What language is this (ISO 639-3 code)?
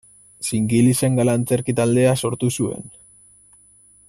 eus